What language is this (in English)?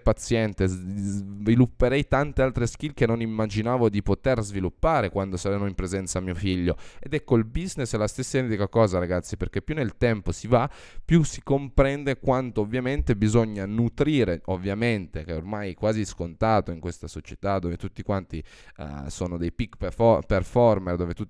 Italian